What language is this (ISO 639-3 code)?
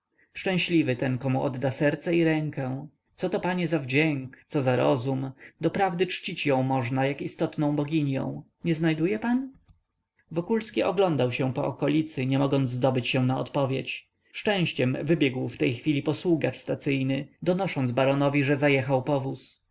pol